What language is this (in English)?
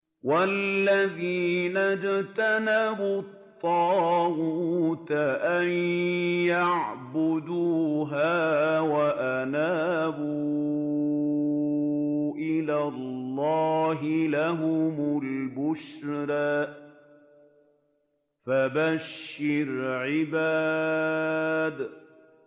Arabic